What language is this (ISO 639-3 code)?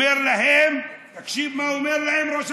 heb